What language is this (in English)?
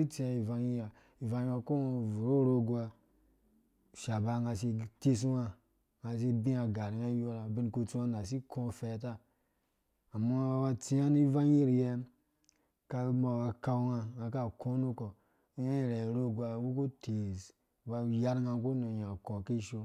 Dũya